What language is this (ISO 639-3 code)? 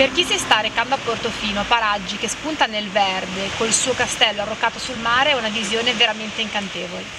ita